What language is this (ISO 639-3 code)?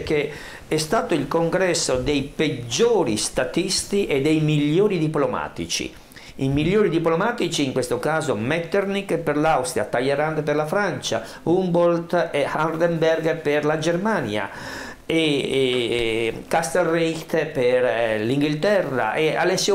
ita